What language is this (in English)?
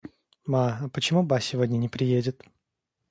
Russian